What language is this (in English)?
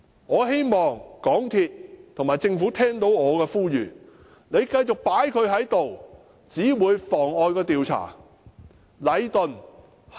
Cantonese